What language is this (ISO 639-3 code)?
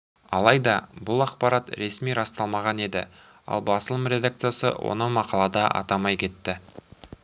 kaz